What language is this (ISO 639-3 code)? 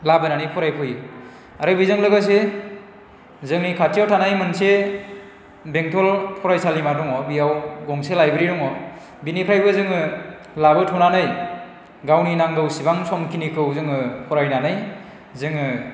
brx